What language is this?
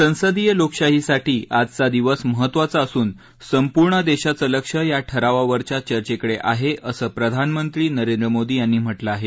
Marathi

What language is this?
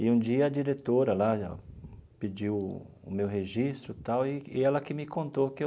Portuguese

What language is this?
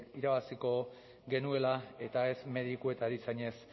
Basque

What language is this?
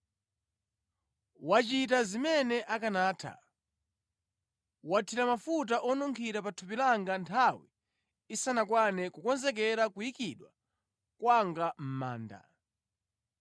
Nyanja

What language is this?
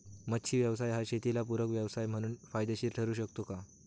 Marathi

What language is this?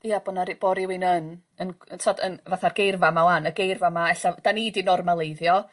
Welsh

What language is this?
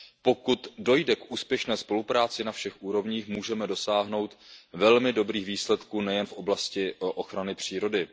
Czech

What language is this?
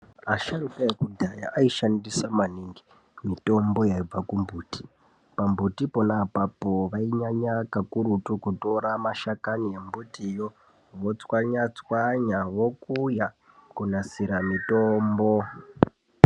Ndau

